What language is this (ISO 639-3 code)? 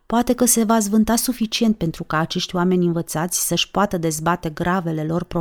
ron